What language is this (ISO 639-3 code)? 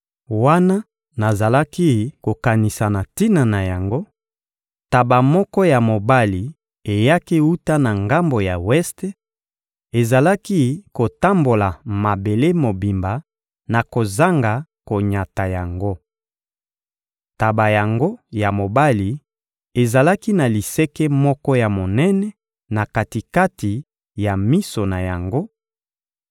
lin